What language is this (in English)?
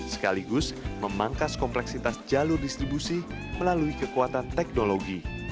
Indonesian